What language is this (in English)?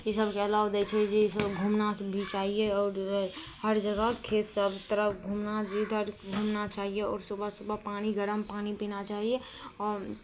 Maithili